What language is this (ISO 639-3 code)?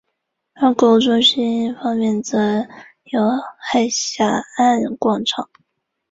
zho